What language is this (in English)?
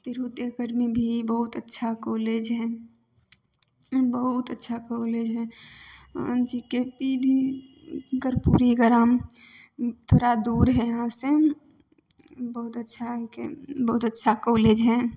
Maithili